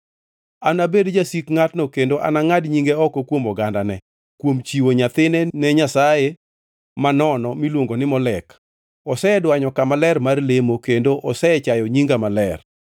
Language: Luo (Kenya and Tanzania)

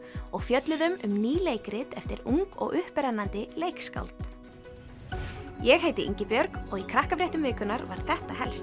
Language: Icelandic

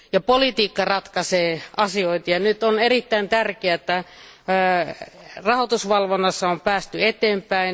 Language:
Finnish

